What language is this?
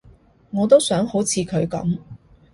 Cantonese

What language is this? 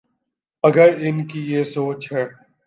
Urdu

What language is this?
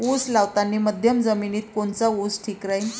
Marathi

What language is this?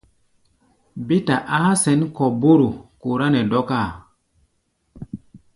Gbaya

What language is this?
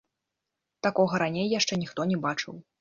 Belarusian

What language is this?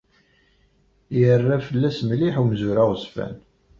Kabyle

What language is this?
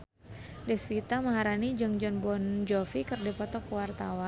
Sundanese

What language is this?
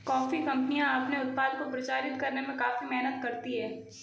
Hindi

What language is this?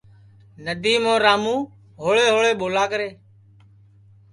Sansi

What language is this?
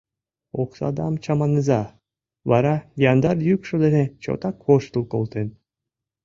Mari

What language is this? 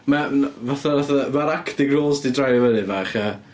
Welsh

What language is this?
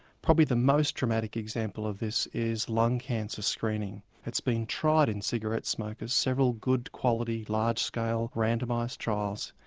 English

